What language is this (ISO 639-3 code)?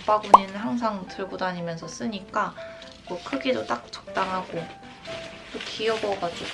kor